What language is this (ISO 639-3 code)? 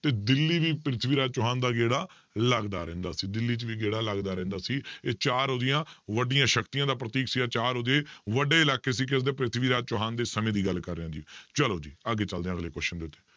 pan